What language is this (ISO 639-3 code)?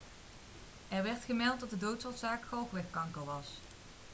nld